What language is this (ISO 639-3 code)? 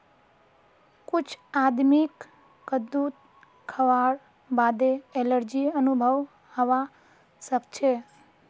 mag